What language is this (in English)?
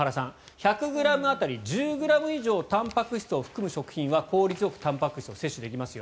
Japanese